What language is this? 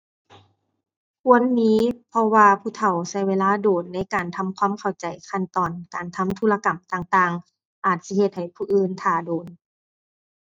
Thai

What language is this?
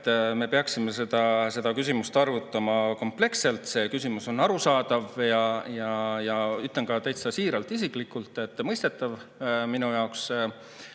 Estonian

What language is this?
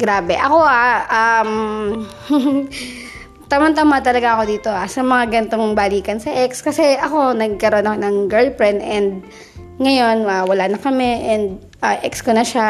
Filipino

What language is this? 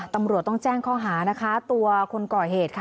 Thai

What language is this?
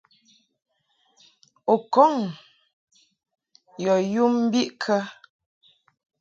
Mungaka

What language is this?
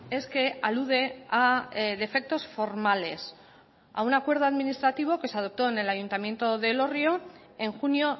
Spanish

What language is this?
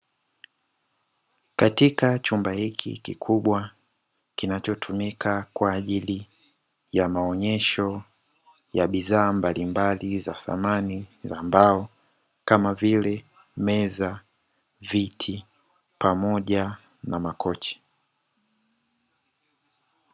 Swahili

